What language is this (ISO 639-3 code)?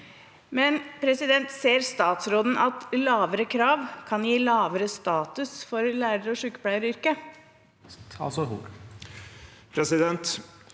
nor